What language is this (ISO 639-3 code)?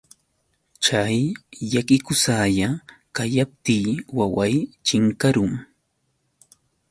qux